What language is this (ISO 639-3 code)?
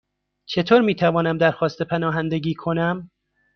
fas